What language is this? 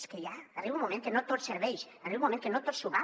Catalan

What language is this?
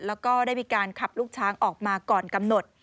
Thai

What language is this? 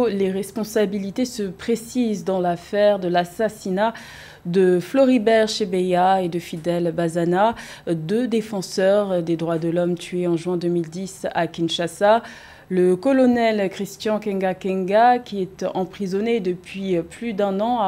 French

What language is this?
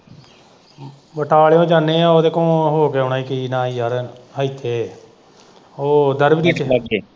Punjabi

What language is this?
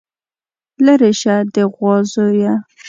Pashto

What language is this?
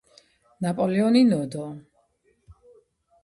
Georgian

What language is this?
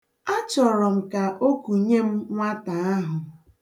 Igbo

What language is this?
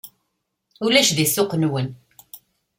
Kabyle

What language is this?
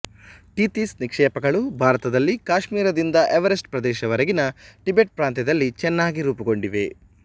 Kannada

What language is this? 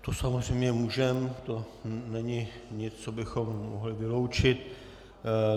Czech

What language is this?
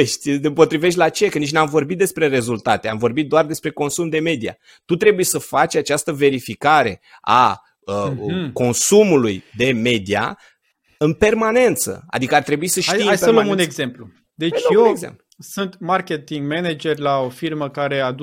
Romanian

